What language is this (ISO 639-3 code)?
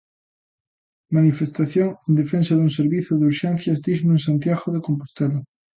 glg